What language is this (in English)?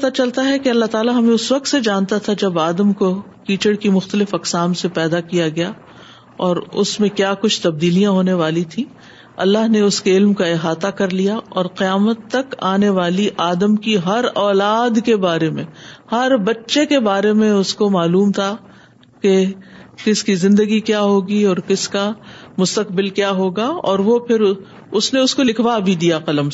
Urdu